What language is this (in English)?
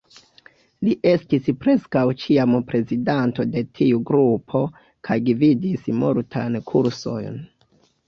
Esperanto